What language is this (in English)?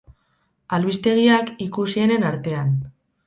Basque